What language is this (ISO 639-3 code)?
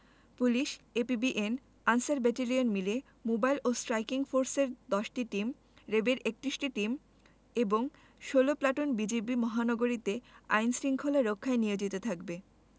ben